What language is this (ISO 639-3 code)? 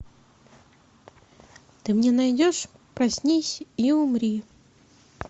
rus